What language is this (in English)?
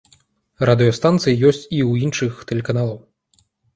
Belarusian